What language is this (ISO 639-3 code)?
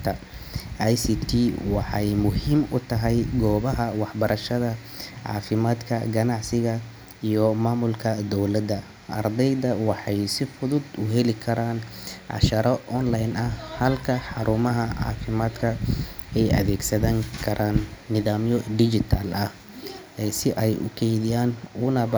som